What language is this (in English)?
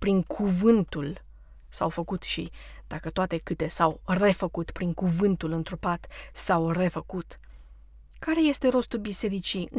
Romanian